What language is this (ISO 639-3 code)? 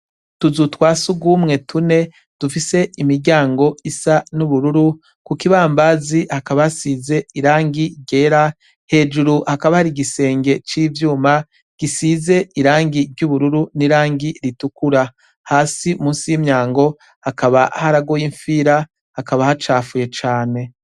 run